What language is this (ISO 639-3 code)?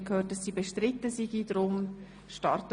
gsw